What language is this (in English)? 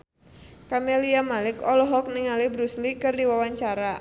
Sundanese